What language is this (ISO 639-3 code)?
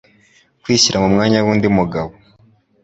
kin